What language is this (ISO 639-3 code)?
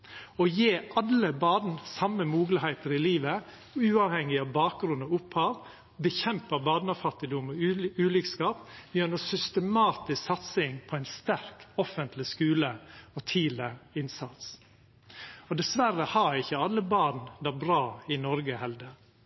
nno